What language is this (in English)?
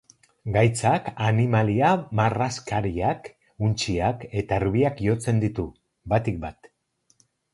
Basque